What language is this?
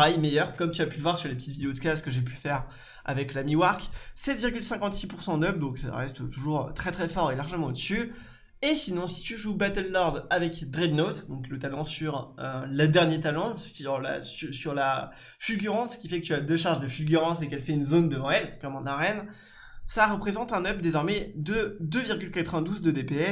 French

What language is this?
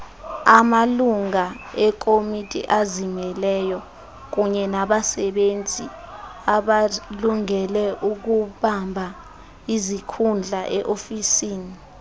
Xhosa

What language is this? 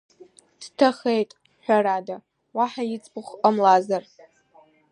Abkhazian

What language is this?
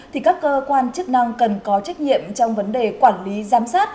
Vietnamese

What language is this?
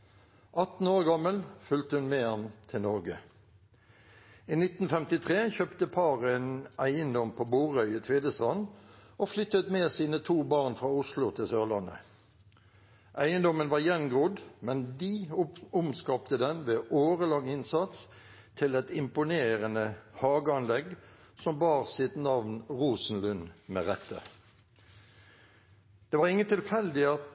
Norwegian Bokmål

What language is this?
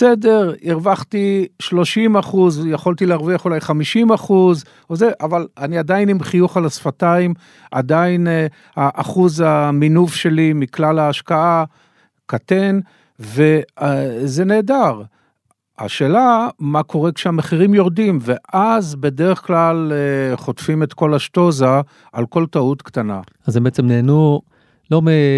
Hebrew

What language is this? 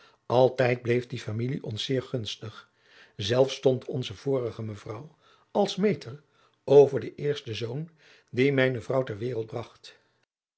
Dutch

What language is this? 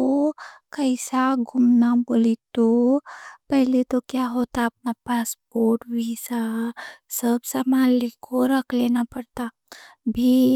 Deccan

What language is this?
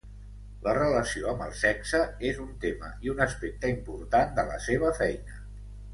Catalan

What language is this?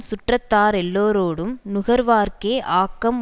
Tamil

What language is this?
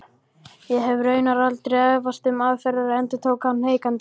Icelandic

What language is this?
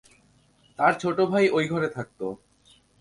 Bangla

